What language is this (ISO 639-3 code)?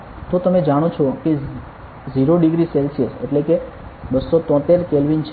guj